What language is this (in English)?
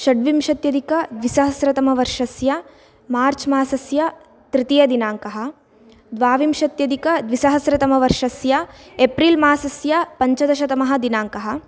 Sanskrit